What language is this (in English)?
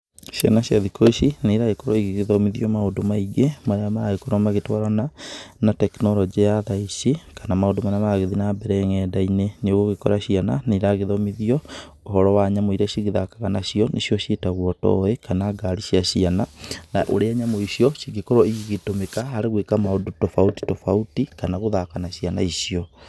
Kikuyu